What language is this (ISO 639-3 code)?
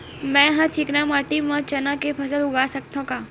hne